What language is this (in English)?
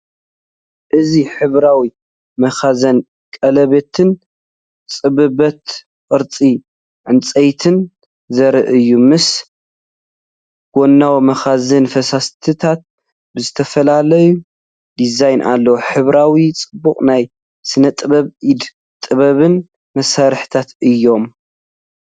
Tigrinya